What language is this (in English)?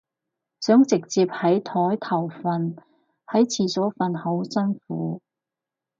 Cantonese